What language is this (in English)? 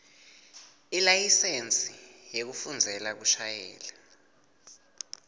Swati